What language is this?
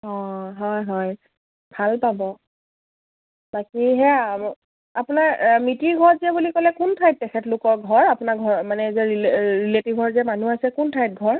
Assamese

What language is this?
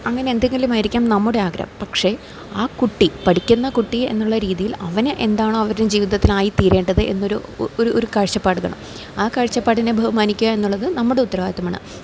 Malayalam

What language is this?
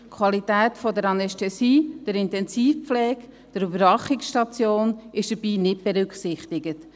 Swiss German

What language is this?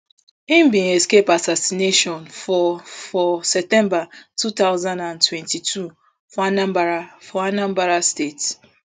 Nigerian Pidgin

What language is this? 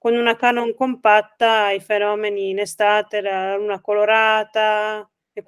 Italian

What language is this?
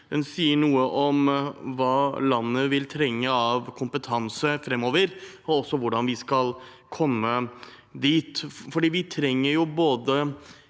Norwegian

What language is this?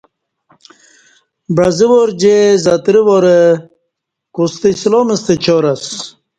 Kati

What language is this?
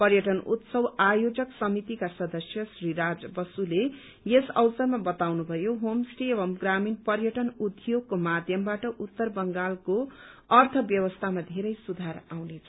Nepali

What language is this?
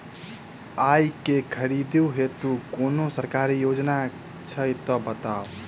Maithili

